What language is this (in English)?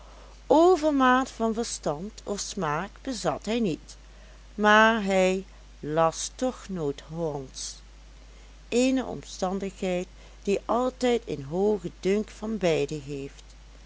Dutch